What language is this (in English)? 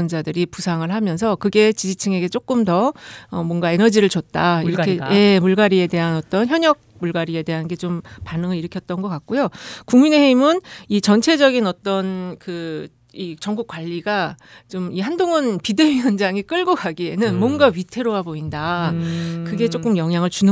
Korean